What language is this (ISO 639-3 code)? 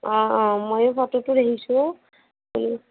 asm